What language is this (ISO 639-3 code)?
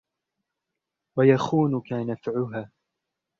ara